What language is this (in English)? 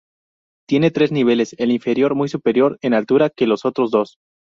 Spanish